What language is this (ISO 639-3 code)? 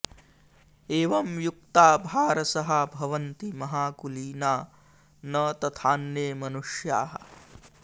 san